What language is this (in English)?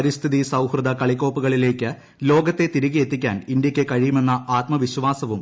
Malayalam